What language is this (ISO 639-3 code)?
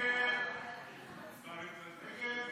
heb